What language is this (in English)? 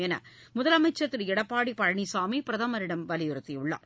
Tamil